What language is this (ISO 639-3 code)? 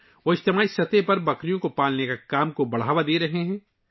urd